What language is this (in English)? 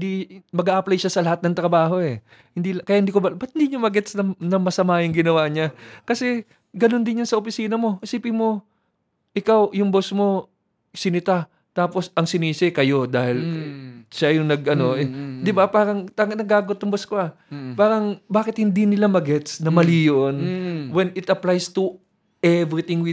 Filipino